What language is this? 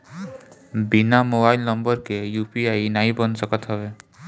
Bhojpuri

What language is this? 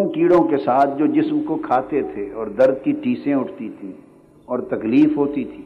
Urdu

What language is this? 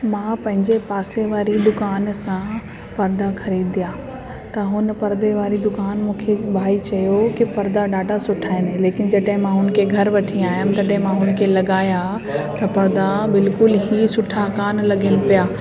Sindhi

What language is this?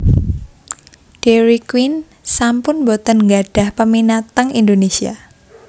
Javanese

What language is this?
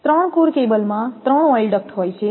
Gujarati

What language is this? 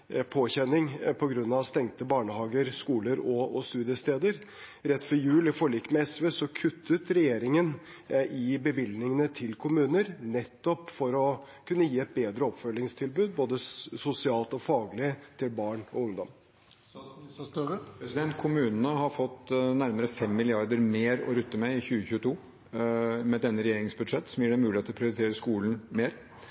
Norwegian Bokmål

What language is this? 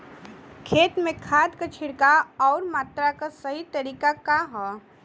Bhojpuri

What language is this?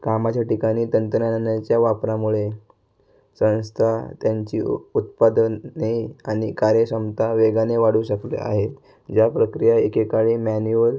Marathi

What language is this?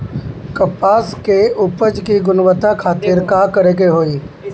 Bhojpuri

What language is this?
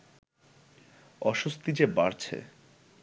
Bangla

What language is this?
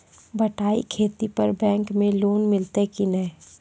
Maithili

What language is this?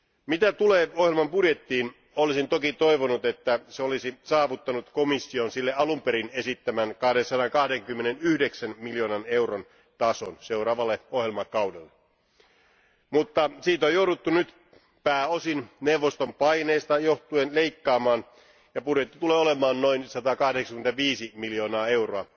Finnish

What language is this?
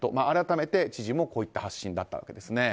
Japanese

